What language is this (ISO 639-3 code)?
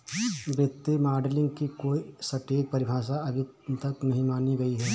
hin